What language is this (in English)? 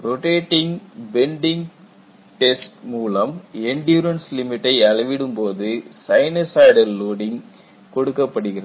Tamil